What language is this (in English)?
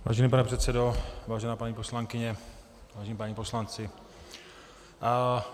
Czech